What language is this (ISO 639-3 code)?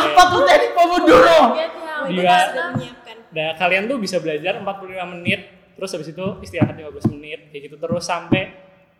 ind